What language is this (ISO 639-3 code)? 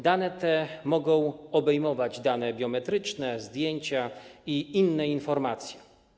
pol